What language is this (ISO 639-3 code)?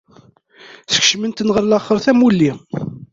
kab